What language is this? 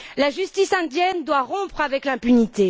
French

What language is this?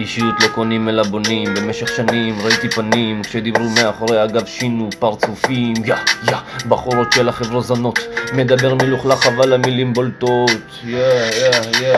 Hebrew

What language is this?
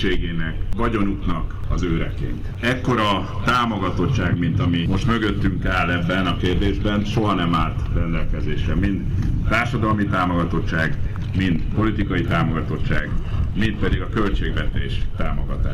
Hungarian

